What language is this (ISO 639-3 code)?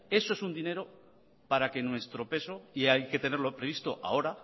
spa